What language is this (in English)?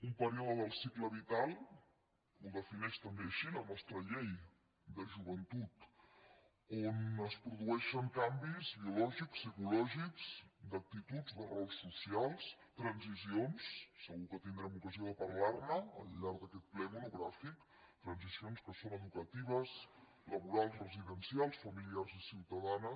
Catalan